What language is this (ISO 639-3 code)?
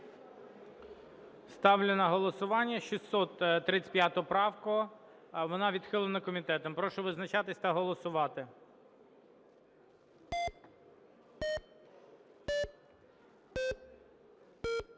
ukr